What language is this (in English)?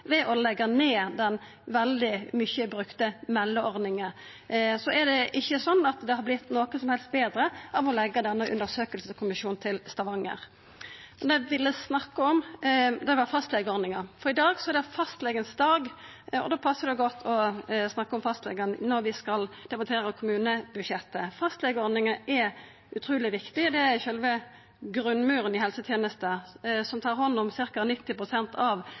Norwegian Nynorsk